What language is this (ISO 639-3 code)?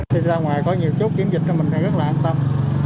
vie